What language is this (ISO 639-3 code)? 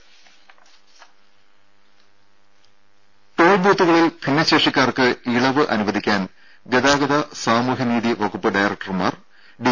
mal